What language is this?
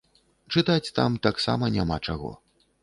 Belarusian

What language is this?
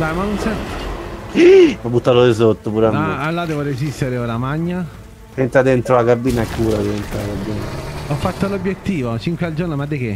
Italian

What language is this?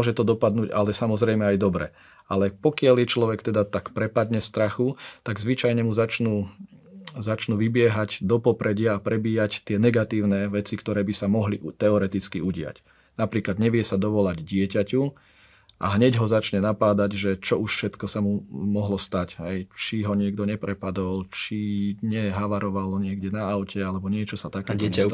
Slovak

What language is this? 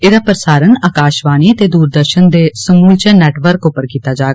Dogri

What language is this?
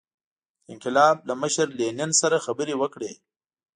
Pashto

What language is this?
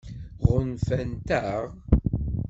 Kabyle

